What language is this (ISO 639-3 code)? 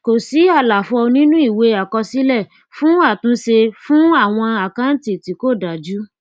yor